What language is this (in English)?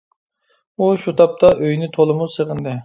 Uyghur